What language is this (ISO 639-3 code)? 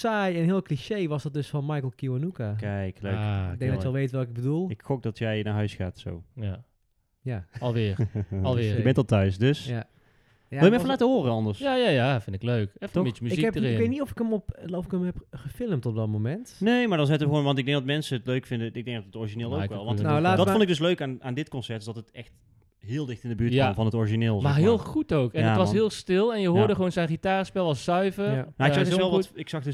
nld